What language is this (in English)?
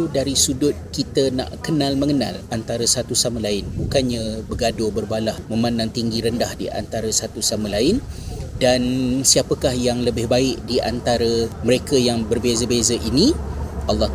Malay